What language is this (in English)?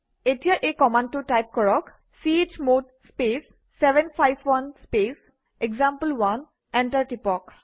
Assamese